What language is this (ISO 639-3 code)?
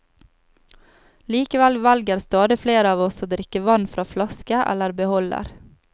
nor